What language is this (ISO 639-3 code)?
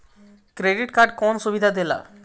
bho